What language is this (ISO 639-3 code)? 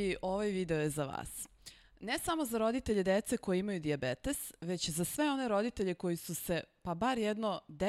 slk